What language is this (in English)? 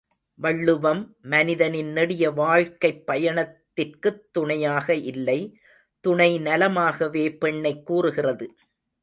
Tamil